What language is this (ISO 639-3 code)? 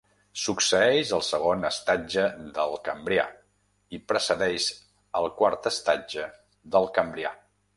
cat